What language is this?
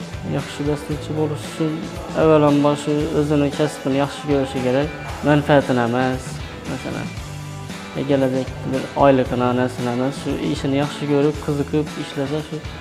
Turkish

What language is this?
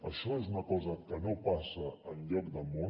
Catalan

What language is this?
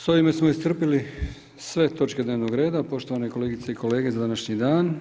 Croatian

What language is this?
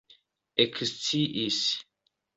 Esperanto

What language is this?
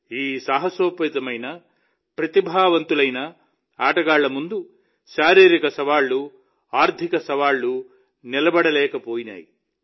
Telugu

